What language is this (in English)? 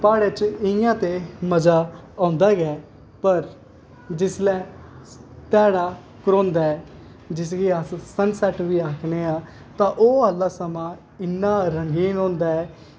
Dogri